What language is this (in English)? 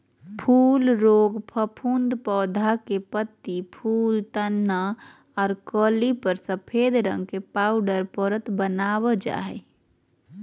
Magahi